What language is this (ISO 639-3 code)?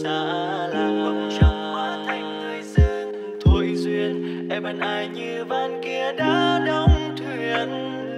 vie